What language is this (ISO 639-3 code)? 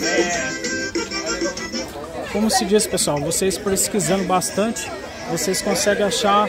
por